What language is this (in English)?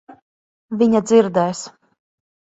Latvian